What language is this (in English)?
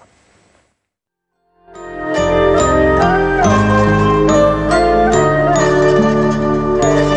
Arabic